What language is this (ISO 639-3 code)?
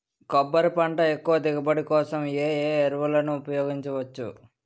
tel